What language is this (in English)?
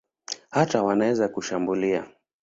Swahili